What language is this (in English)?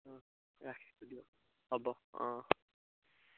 Assamese